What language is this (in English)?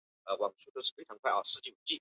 Chinese